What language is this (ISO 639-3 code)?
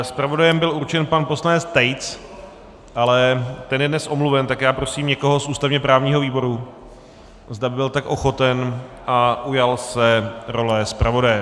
ces